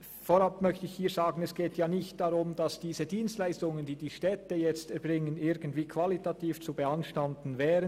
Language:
Swiss German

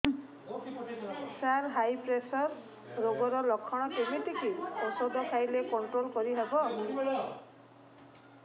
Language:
Odia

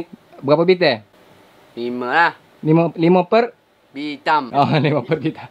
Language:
Malay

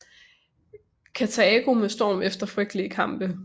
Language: Danish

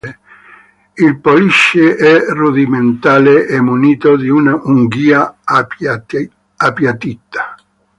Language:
Italian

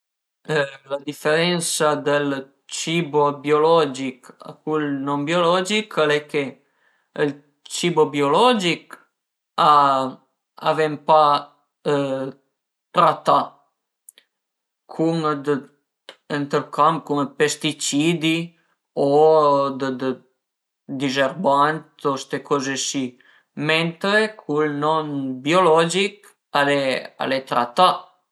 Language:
Piedmontese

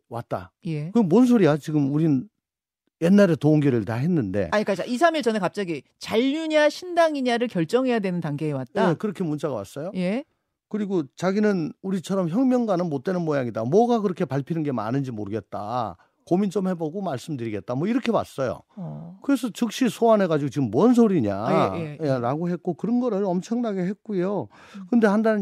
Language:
Korean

